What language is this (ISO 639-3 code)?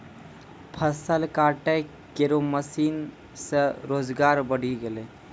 mai